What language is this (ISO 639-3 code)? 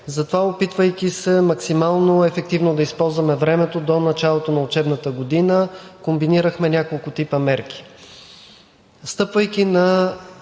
bul